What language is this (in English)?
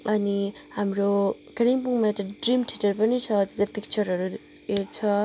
Nepali